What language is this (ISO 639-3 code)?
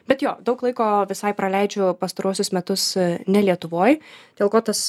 lit